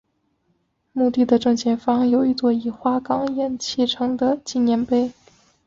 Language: Chinese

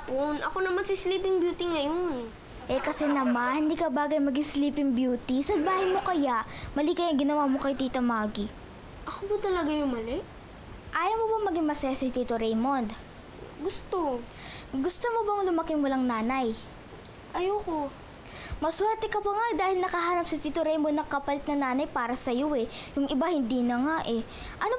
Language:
Filipino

